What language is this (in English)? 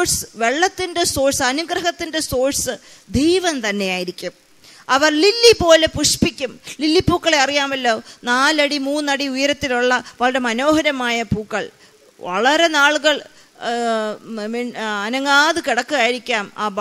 Malayalam